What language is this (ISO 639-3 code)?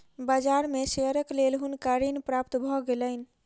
mai